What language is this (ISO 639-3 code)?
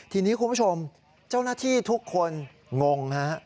tha